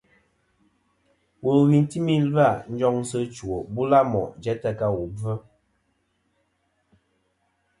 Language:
Kom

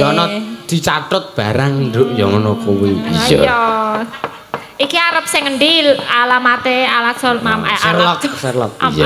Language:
Indonesian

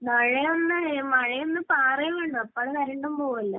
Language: Malayalam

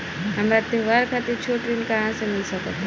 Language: Bhojpuri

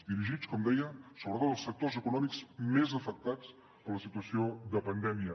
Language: Catalan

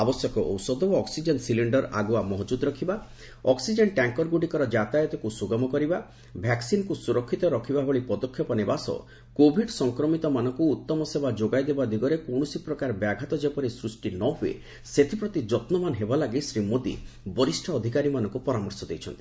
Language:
Odia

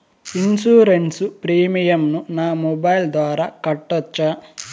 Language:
Telugu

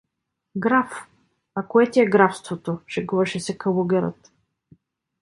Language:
Bulgarian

